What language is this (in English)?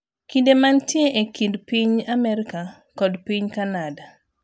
Luo (Kenya and Tanzania)